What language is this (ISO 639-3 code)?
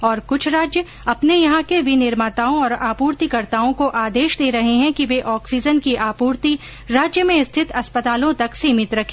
hin